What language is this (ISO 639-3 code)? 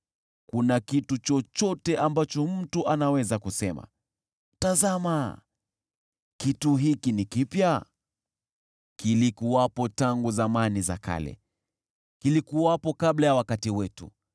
swa